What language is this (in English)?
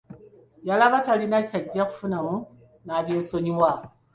Ganda